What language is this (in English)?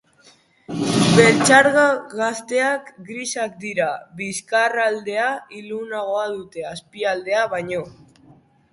Basque